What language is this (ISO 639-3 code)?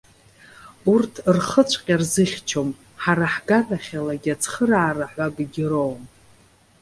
abk